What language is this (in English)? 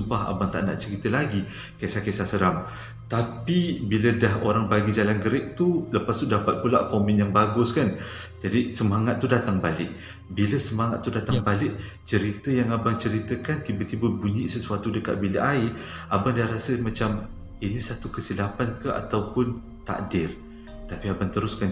Malay